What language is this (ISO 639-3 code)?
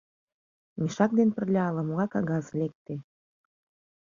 chm